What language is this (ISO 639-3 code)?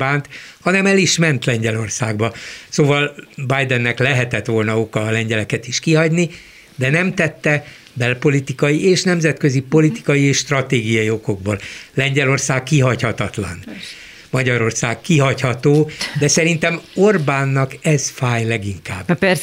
hun